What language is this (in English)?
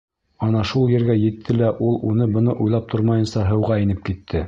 Bashkir